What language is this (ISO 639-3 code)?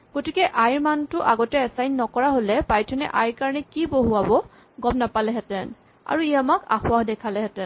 asm